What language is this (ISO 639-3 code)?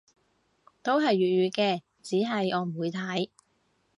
yue